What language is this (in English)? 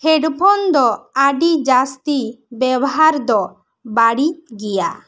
Santali